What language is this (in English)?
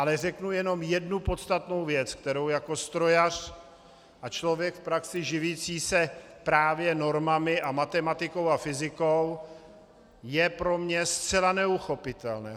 Czech